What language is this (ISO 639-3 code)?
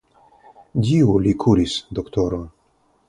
epo